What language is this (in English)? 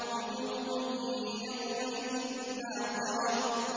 Arabic